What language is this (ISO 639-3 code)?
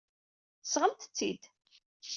kab